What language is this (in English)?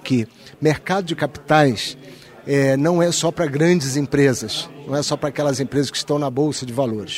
Portuguese